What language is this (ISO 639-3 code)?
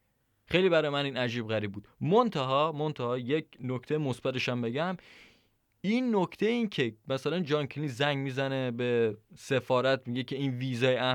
fas